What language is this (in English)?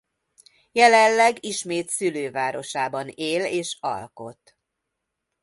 Hungarian